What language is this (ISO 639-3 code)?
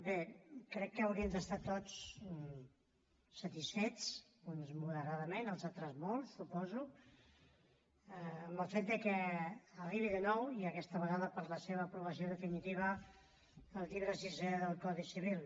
cat